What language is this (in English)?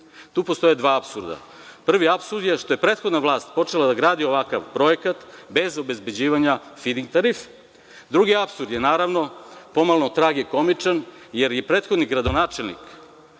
Serbian